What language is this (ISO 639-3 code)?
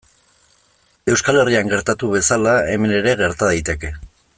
eus